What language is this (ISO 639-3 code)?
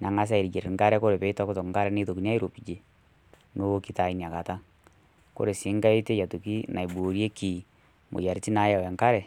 mas